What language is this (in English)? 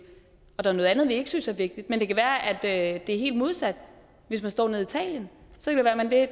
Danish